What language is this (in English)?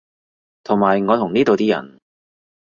Cantonese